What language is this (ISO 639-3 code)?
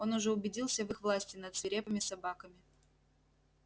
rus